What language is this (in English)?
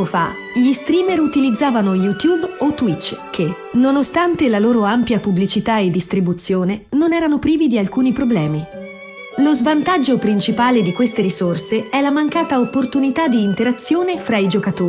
Italian